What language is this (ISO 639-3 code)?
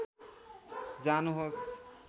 nep